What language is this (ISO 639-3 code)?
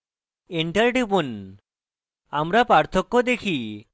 ben